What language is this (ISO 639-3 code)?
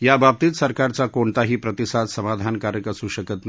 mar